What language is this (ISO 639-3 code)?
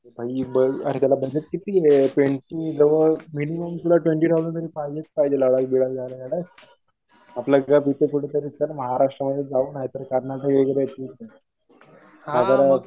mar